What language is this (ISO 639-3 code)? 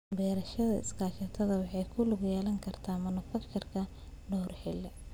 som